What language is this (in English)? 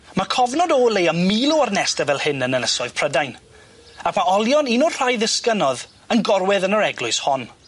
Welsh